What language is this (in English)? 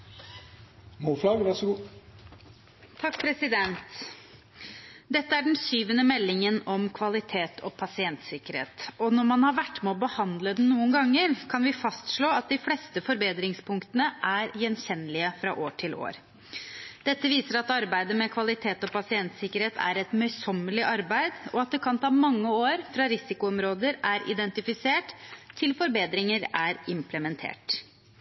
Norwegian Bokmål